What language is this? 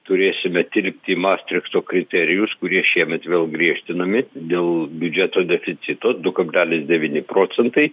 Lithuanian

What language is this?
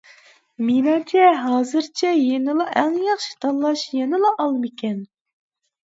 Uyghur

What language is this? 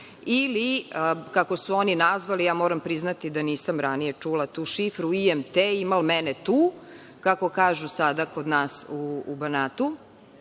Serbian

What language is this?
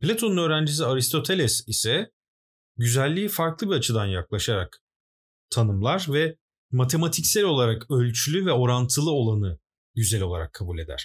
Turkish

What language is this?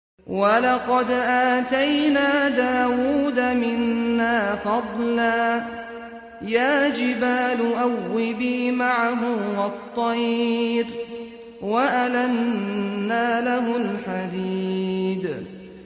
Arabic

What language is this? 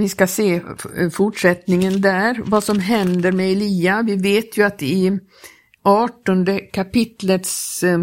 Swedish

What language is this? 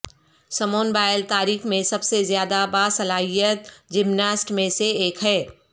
Urdu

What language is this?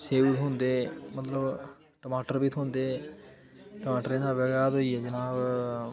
Dogri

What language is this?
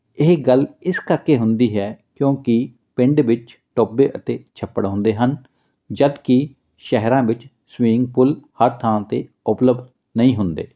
Punjabi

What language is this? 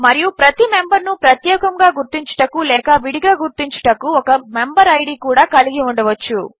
Telugu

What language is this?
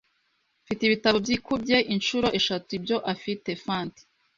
Kinyarwanda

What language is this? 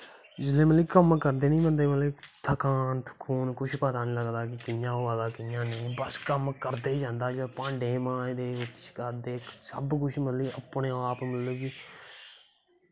Dogri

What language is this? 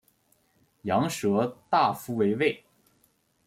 Chinese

